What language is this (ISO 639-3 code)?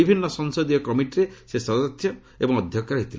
ori